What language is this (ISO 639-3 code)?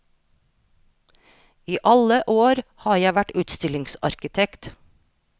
nor